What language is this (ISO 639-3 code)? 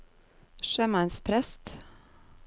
nor